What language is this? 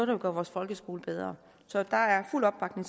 Danish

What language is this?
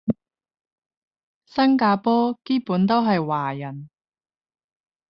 Cantonese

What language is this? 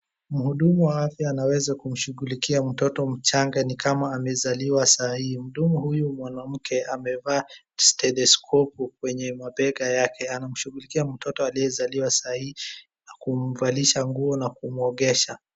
Swahili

